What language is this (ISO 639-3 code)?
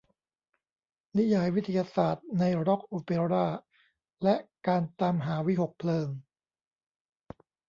tha